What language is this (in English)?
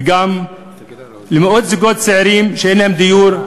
Hebrew